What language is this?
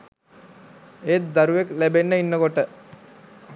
Sinhala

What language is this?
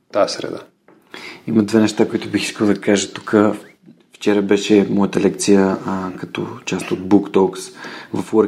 Bulgarian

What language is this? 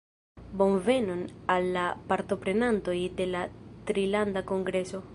Esperanto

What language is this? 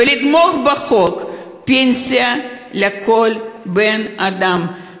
Hebrew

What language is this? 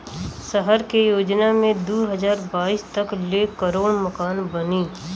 Bhojpuri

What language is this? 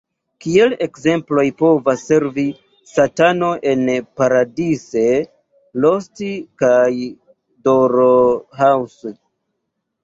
Esperanto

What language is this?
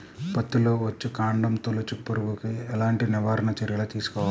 Telugu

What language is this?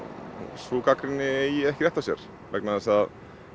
Icelandic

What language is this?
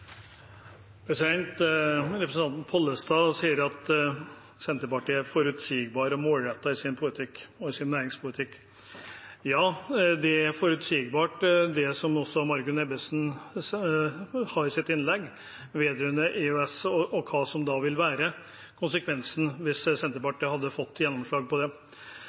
Norwegian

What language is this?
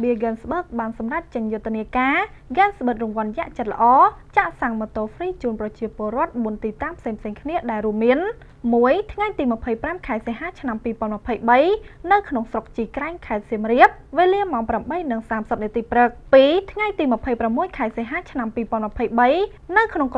Thai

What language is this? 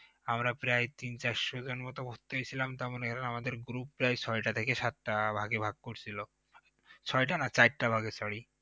Bangla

